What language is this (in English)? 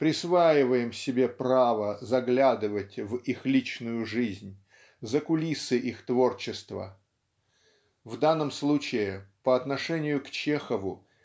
Russian